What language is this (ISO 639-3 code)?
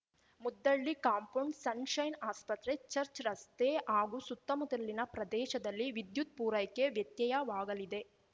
kan